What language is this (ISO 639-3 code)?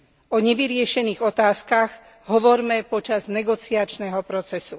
slk